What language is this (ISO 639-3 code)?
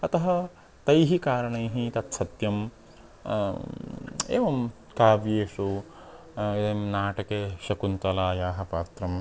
san